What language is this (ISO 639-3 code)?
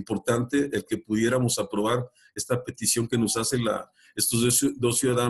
spa